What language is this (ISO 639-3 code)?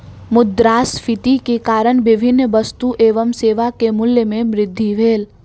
mai